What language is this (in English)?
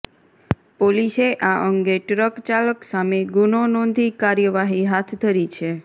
Gujarati